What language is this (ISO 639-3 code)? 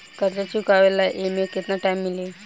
bho